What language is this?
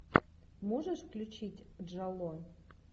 Russian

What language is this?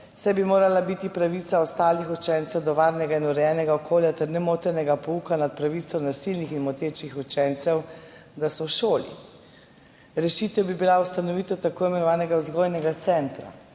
Slovenian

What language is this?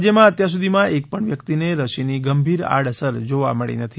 Gujarati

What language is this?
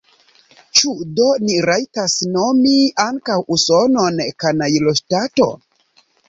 Esperanto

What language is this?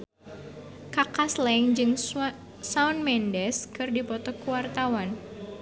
Sundanese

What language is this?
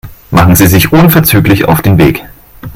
German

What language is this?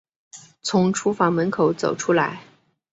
Chinese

